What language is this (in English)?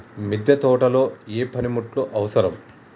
Telugu